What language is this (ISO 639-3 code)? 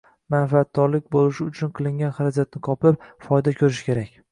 uzb